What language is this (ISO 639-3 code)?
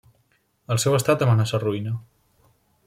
cat